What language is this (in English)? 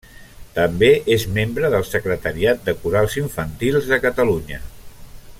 Catalan